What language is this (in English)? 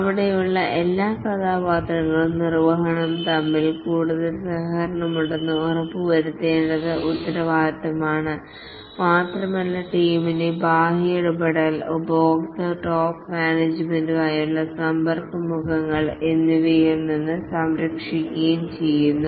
Malayalam